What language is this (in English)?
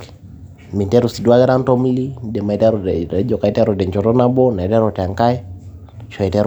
Masai